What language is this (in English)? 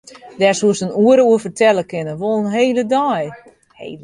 Western Frisian